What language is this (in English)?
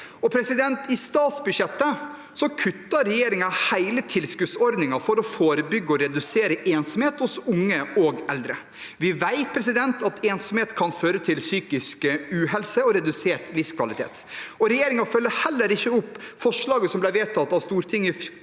Norwegian